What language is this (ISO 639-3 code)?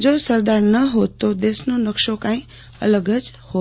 guj